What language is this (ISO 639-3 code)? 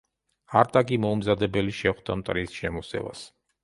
kat